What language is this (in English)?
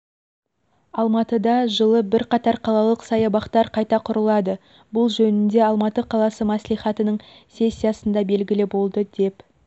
Kazakh